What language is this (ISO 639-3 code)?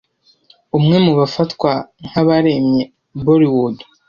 kin